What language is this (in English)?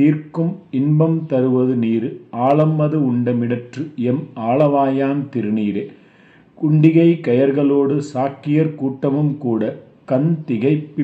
Tamil